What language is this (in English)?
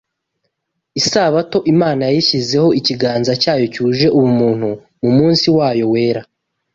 Kinyarwanda